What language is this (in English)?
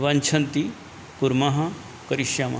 Sanskrit